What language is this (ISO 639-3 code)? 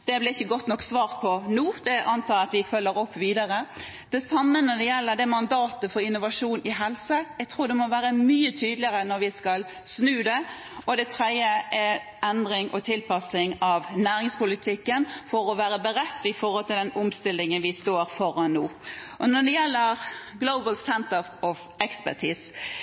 nob